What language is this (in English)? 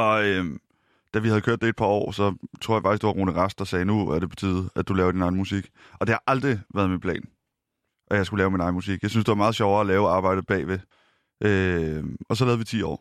Danish